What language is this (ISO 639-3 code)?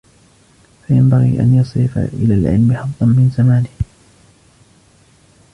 ara